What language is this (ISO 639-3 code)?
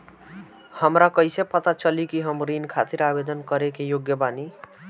bho